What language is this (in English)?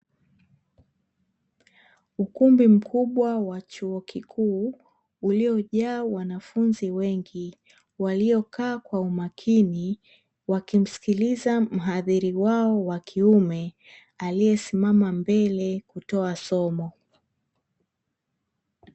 Swahili